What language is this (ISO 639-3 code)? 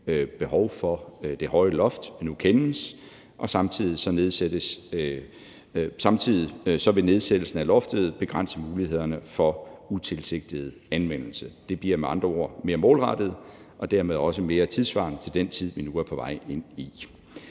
dan